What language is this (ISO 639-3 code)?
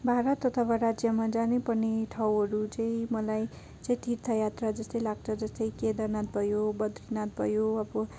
nep